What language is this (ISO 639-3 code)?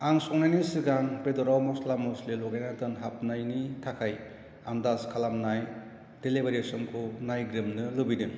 brx